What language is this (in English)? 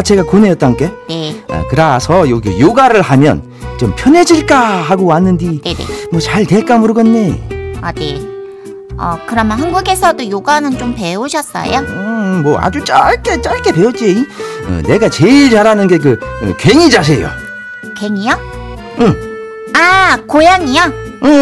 Korean